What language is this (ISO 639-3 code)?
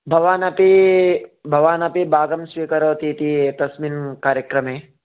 san